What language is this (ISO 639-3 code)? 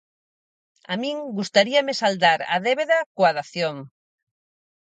glg